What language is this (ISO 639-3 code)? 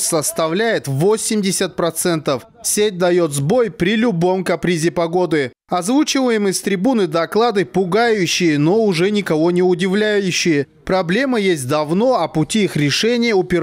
rus